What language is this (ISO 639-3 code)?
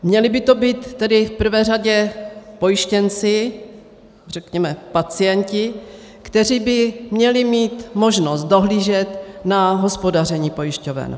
ces